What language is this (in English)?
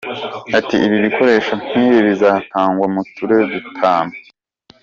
Kinyarwanda